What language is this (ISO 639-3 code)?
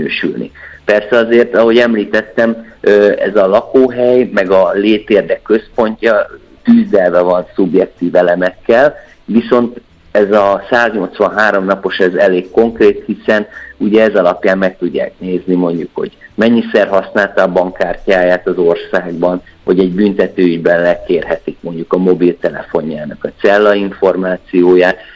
hun